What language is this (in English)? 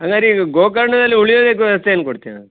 Kannada